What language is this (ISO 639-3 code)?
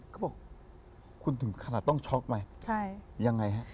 tha